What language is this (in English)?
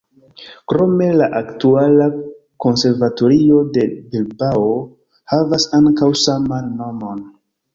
Esperanto